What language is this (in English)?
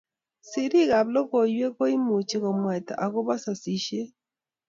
Kalenjin